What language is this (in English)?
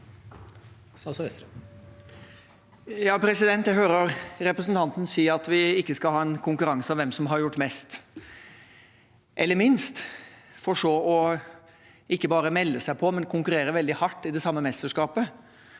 Norwegian